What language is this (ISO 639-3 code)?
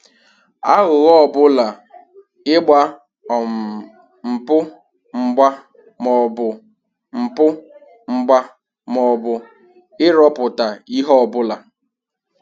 ibo